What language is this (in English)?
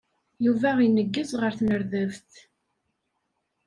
Kabyle